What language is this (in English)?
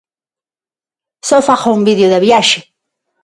Galician